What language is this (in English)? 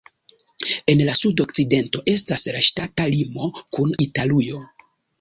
Esperanto